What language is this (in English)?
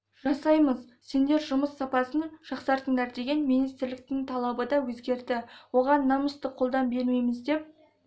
Kazakh